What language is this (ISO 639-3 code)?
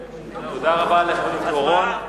heb